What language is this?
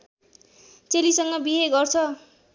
Nepali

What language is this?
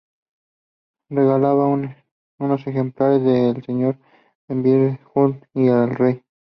Spanish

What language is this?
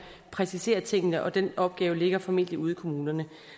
Danish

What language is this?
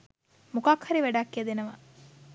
Sinhala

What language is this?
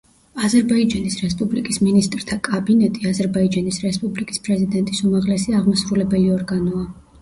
Georgian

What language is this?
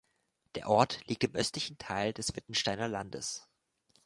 German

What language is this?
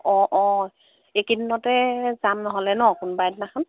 Assamese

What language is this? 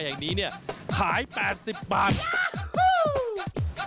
Thai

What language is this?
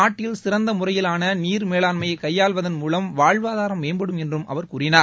Tamil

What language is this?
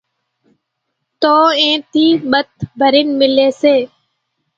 Kachi Koli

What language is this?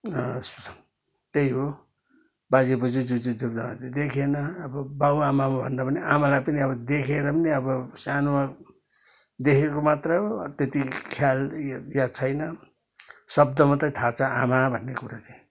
Nepali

